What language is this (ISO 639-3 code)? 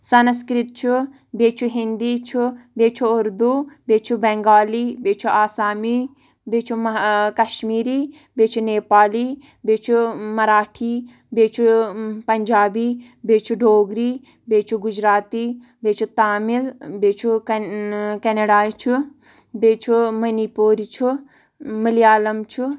kas